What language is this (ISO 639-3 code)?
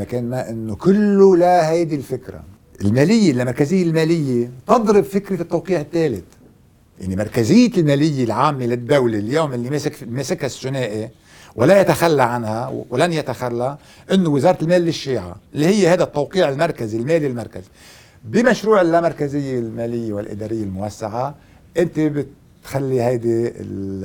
ara